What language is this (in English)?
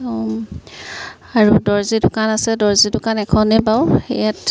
Assamese